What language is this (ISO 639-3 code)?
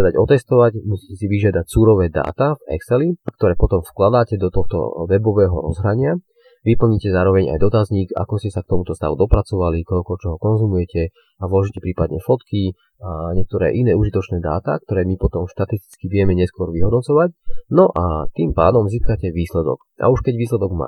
slk